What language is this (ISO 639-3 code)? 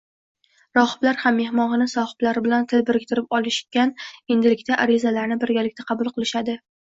uzb